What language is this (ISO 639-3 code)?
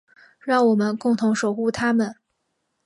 zho